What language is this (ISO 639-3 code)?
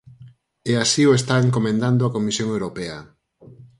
glg